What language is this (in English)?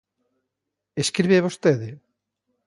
Galician